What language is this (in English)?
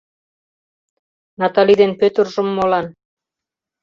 Mari